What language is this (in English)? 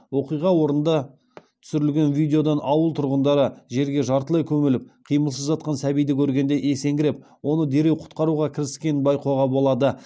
Kazakh